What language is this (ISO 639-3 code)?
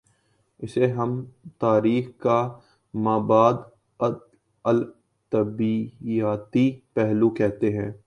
urd